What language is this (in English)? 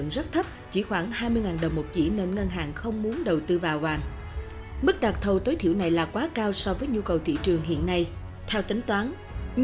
Vietnamese